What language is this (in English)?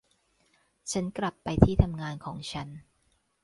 Thai